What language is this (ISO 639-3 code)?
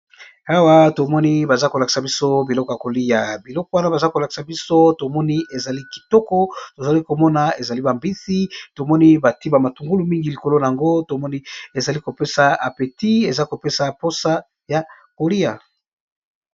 lin